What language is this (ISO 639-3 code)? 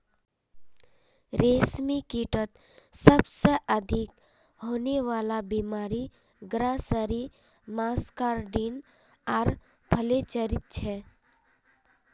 mag